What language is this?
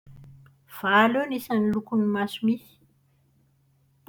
Malagasy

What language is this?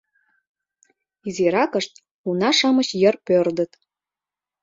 Mari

